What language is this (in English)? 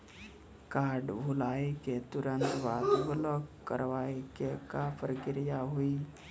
Maithili